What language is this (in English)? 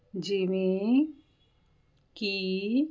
Punjabi